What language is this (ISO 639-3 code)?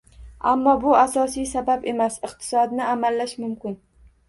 uzb